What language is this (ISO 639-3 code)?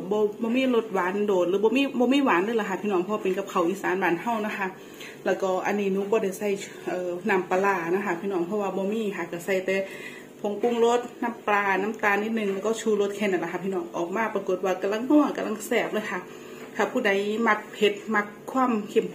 tha